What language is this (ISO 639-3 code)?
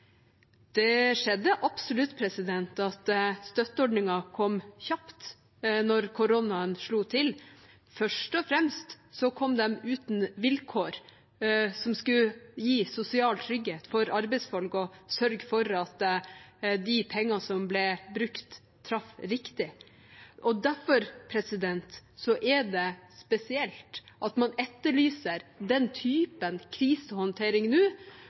nob